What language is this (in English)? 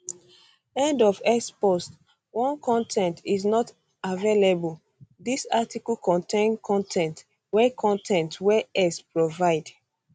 Nigerian Pidgin